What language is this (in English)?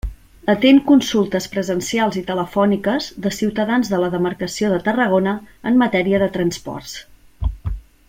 Catalan